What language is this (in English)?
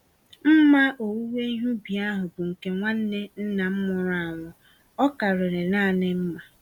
Igbo